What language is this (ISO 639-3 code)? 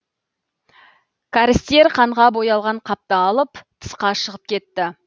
kaz